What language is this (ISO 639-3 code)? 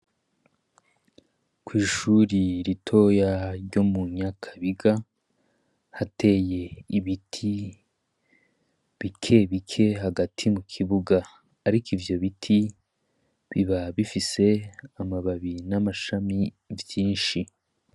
run